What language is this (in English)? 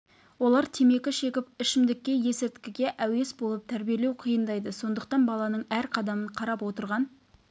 Kazakh